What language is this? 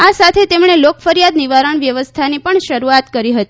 Gujarati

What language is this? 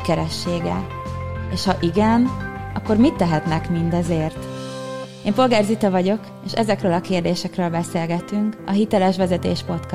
Hungarian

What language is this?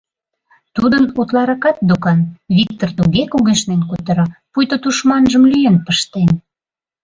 Mari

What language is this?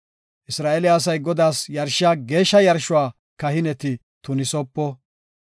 Gofa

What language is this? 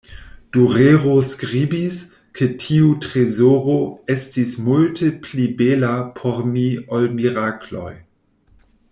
Esperanto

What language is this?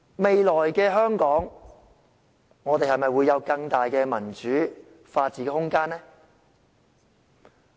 Cantonese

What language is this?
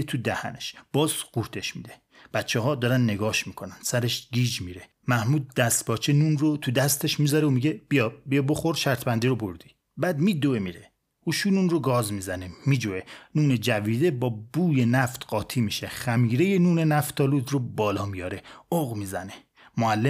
Persian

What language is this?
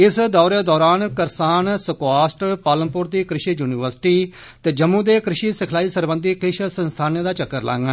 Dogri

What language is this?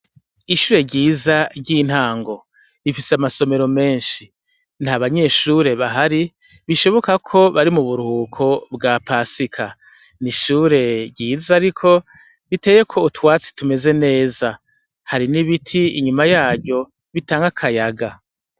Rundi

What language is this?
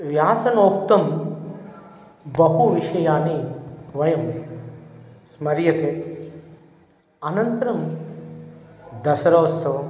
Sanskrit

